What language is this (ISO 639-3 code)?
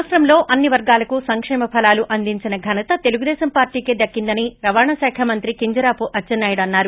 tel